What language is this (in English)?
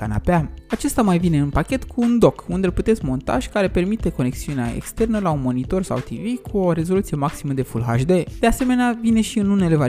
Romanian